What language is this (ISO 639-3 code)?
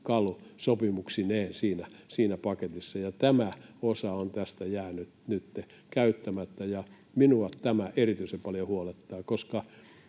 fin